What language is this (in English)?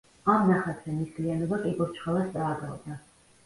Georgian